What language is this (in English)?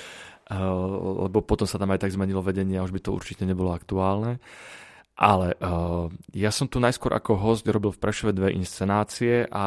Slovak